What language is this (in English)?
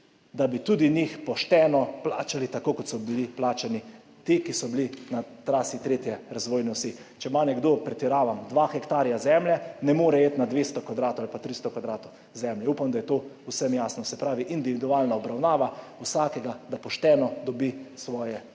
Slovenian